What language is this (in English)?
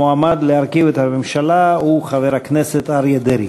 Hebrew